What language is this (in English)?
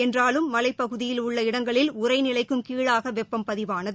Tamil